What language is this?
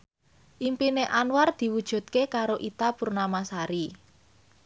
Javanese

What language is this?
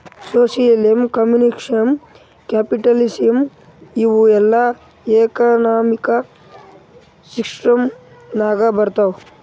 Kannada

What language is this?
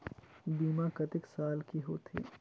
Chhattisgarhi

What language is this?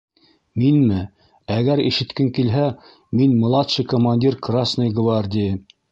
Bashkir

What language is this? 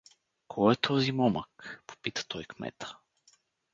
Bulgarian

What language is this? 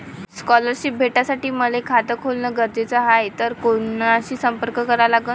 Marathi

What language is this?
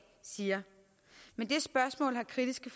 Danish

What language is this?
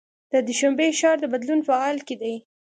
Pashto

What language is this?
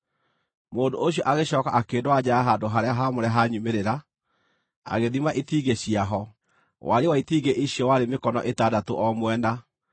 Kikuyu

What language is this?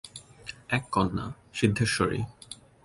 Bangla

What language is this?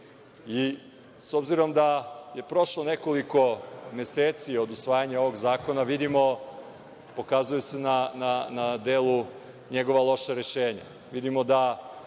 Serbian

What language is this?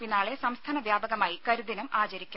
Malayalam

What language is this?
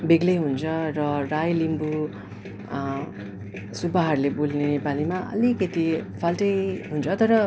Nepali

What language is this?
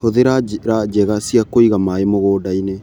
Kikuyu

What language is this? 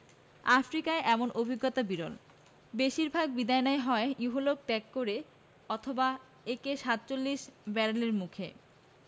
Bangla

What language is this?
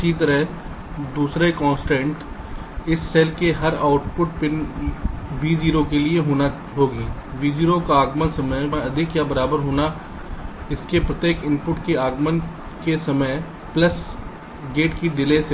Hindi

